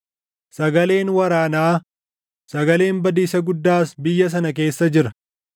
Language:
Oromo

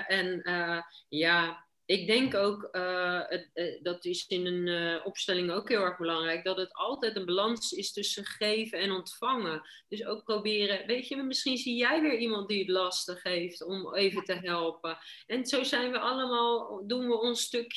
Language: Dutch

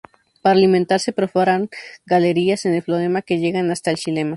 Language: Spanish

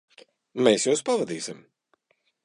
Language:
Latvian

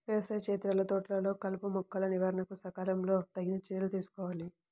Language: Telugu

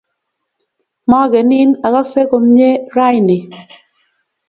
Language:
Kalenjin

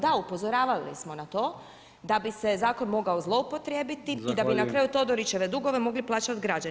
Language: Croatian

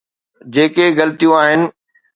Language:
Sindhi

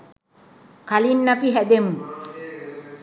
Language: Sinhala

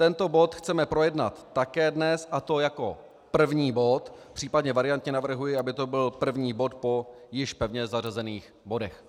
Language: Czech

